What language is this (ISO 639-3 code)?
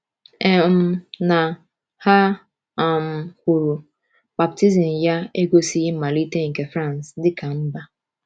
ibo